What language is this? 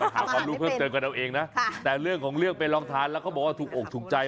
Thai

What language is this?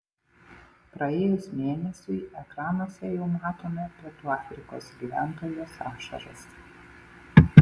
Lithuanian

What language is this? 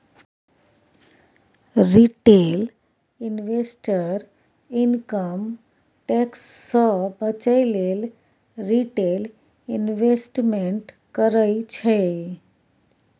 Maithili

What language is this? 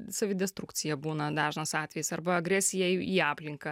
Lithuanian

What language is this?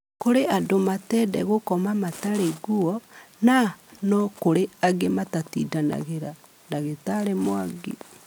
Kikuyu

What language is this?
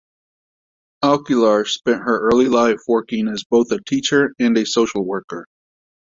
English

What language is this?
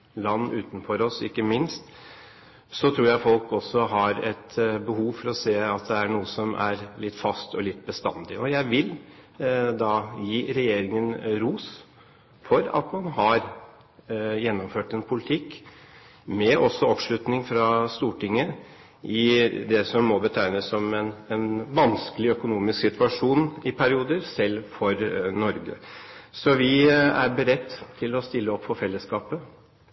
Norwegian Bokmål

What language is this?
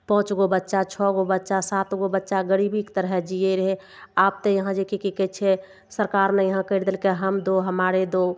Maithili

